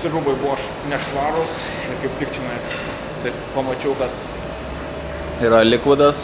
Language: Lithuanian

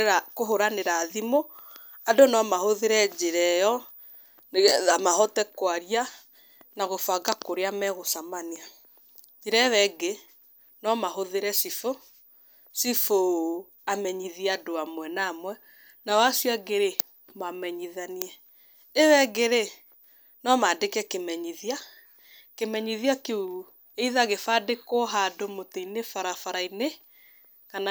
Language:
Kikuyu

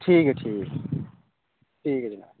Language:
Dogri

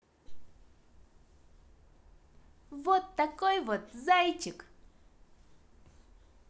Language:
Russian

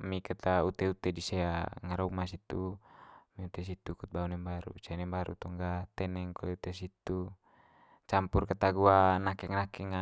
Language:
Manggarai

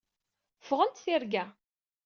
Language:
Kabyle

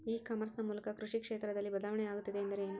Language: Kannada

